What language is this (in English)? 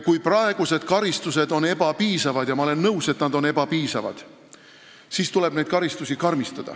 Estonian